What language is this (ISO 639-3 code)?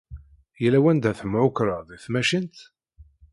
kab